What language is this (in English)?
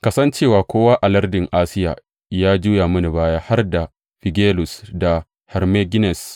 Hausa